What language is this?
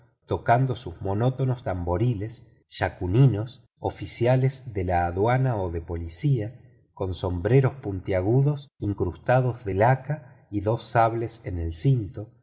Spanish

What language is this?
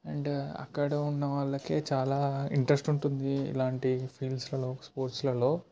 Telugu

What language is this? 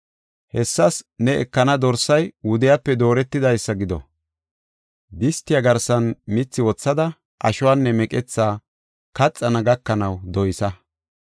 Gofa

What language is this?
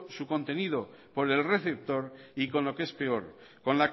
Spanish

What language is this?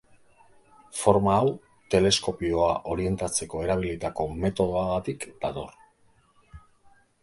Basque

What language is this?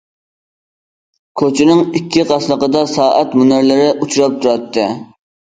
Uyghur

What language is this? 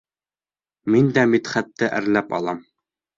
Bashkir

